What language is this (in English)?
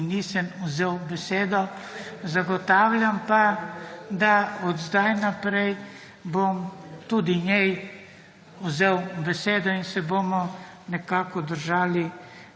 Slovenian